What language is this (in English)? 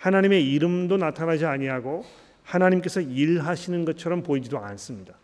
Korean